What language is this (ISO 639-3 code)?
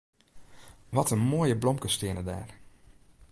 fry